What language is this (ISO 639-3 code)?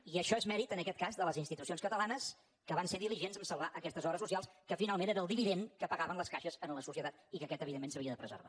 cat